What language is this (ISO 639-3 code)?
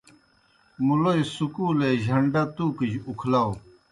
plk